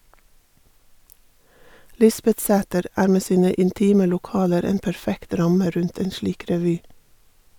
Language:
Norwegian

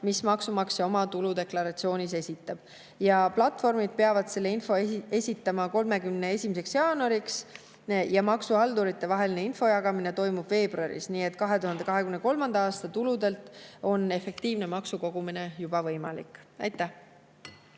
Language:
Estonian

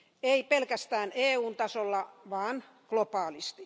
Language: Finnish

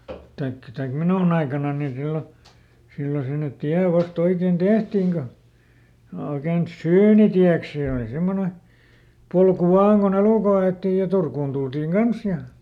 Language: Finnish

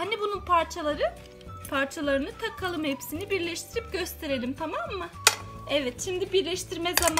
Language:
Turkish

